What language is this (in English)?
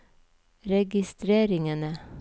Norwegian